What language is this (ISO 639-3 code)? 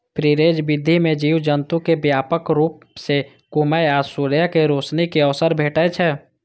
mai